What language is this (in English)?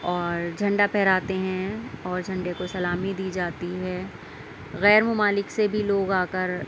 Urdu